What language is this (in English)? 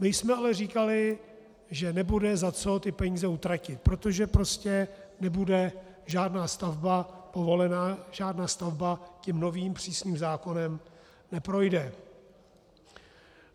Czech